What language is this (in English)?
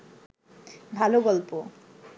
Bangla